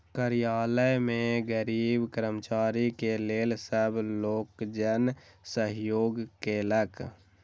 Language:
Maithili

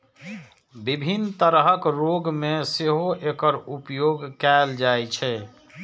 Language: Maithili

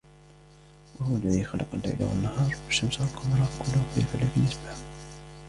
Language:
Arabic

